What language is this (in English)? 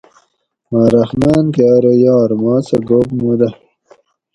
Gawri